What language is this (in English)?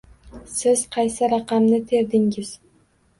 Uzbek